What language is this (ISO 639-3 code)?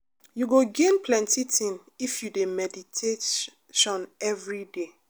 pcm